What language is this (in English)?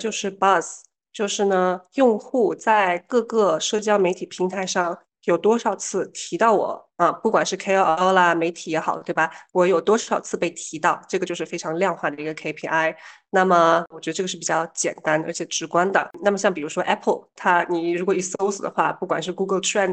Chinese